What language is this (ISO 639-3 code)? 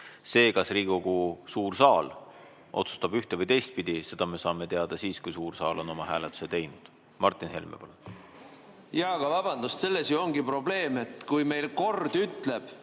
est